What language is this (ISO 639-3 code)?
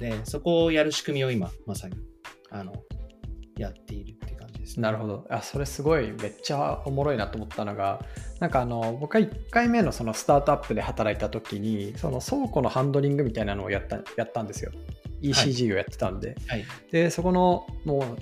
jpn